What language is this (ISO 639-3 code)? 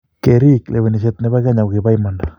kln